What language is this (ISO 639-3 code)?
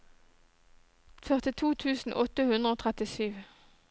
nor